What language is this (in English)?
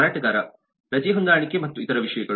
Kannada